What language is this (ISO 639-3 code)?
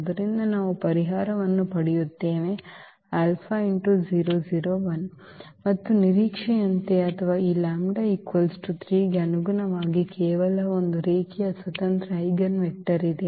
kan